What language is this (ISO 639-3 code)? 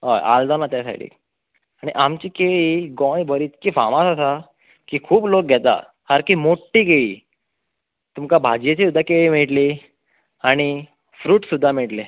kok